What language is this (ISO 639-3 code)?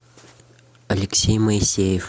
rus